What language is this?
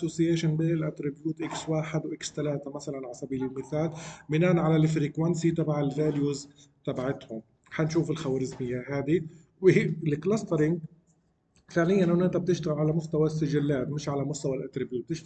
Arabic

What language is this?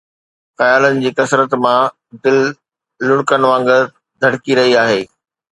Sindhi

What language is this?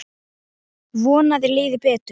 Icelandic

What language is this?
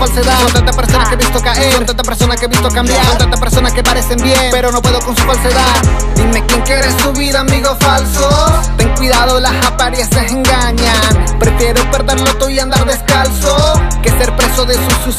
Spanish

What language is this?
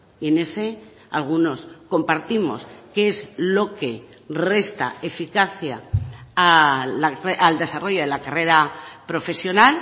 Spanish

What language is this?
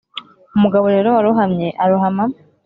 Kinyarwanda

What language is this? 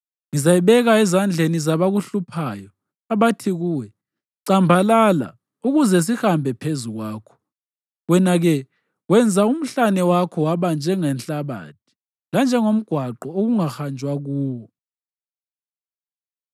North Ndebele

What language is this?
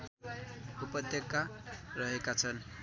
Nepali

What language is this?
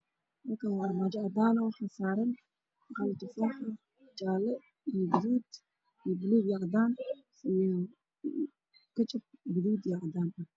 Somali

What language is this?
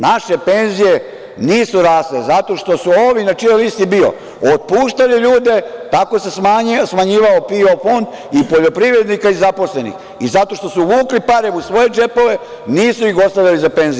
Serbian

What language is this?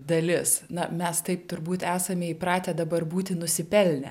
Lithuanian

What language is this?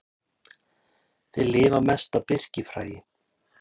Icelandic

